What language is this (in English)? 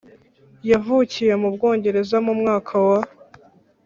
Kinyarwanda